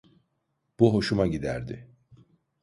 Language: Turkish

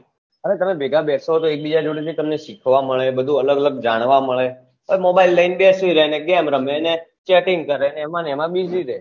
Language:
Gujarati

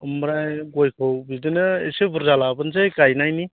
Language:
Bodo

